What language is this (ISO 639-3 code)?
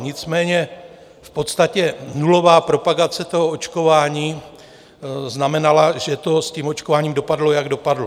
ces